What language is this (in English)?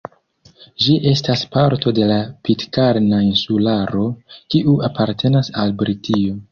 Esperanto